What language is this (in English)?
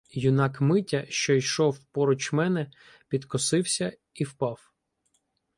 Ukrainian